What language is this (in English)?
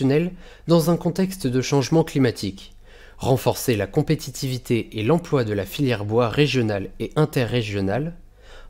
French